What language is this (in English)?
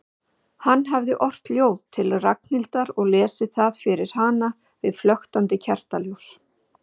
Icelandic